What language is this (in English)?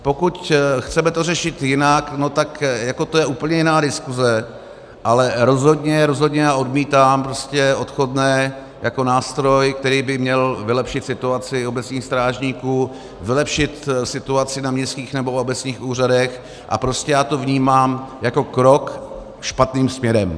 Czech